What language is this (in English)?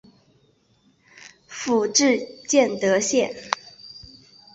Chinese